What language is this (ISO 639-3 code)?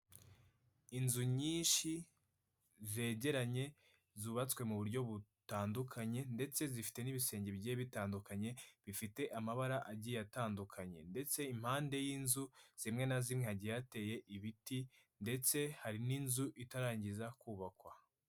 kin